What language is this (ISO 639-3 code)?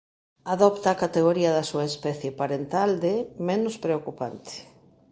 glg